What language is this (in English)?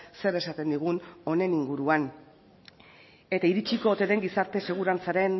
Basque